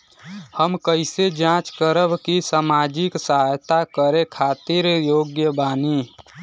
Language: Bhojpuri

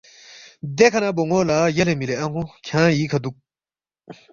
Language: Balti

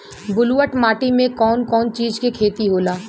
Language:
Bhojpuri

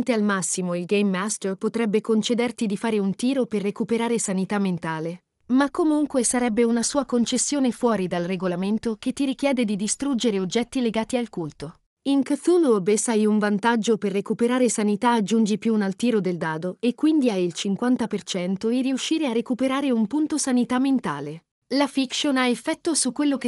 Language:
Italian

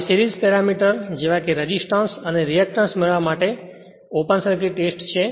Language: Gujarati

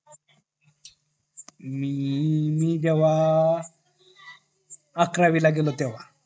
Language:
Marathi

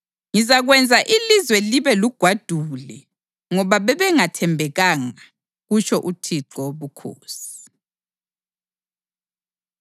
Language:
North Ndebele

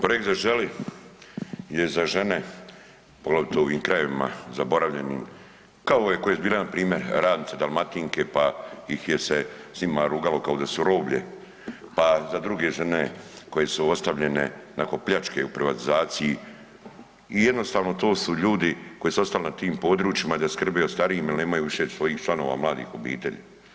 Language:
Croatian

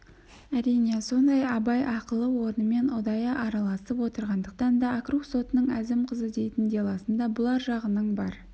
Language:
Kazakh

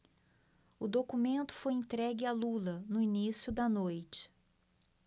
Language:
Portuguese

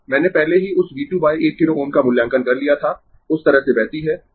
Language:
Hindi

